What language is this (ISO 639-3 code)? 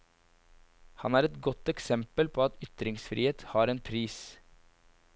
nor